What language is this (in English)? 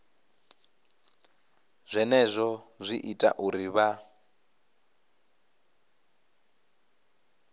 Venda